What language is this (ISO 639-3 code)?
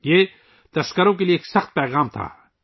urd